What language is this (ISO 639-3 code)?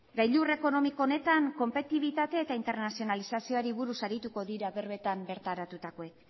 eus